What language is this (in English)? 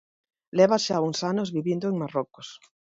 Galician